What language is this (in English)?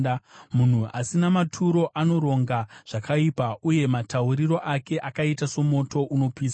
Shona